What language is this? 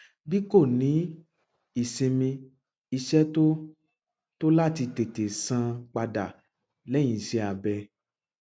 Yoruba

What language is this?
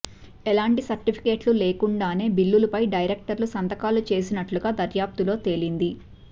Telugu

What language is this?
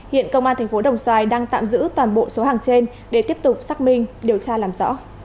Vietnamese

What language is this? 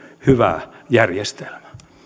Finnish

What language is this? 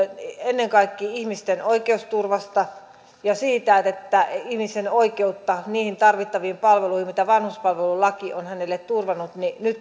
Finnish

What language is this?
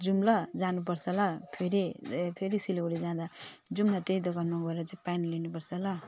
Nepali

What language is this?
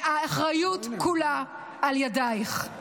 Hebrew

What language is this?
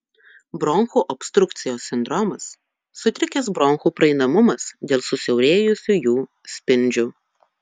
Lithuanian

